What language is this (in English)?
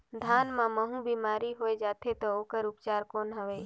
Chhattisgarhi